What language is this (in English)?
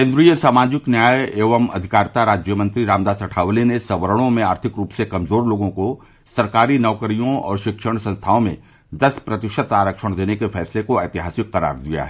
Hindi